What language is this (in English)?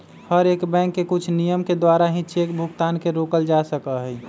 Magahi